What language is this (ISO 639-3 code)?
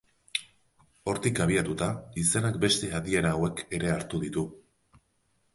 eus